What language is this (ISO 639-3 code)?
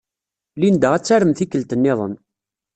kab